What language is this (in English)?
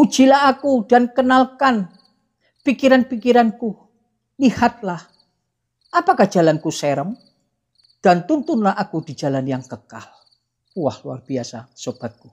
Indonesian